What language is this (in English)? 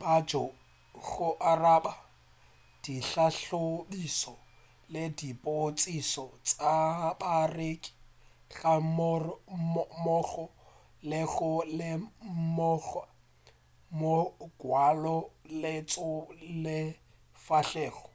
Northern Sotho